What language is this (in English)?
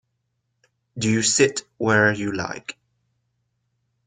English